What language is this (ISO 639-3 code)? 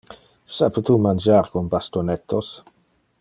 ina